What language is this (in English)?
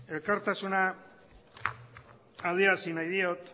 Basque